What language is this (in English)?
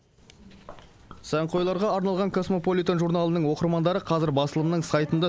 Kazakh